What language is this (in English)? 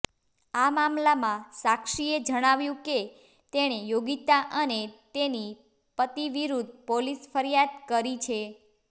Gujarati